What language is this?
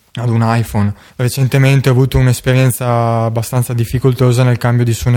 Italian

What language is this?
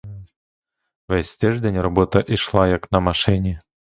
Ukrainian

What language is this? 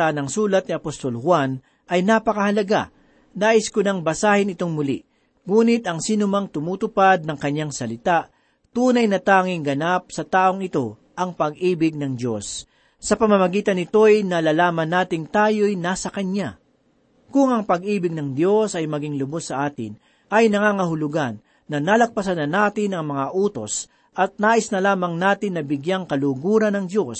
Filipino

